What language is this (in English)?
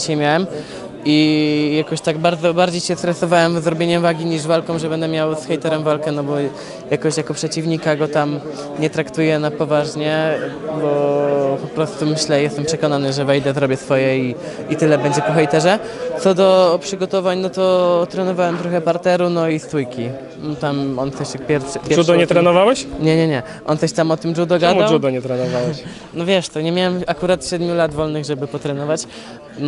Polish